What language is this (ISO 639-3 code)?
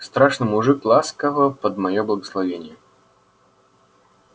rus